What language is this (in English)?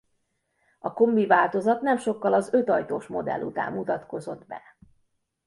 Hungarian